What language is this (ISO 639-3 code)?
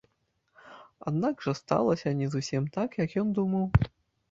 bel